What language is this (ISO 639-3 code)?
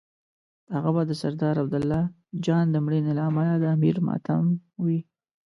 pus